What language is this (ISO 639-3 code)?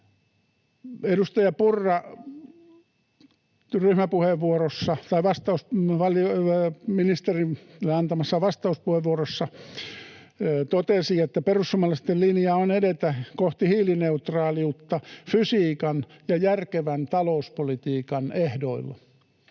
fin